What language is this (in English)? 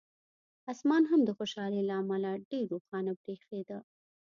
Pashto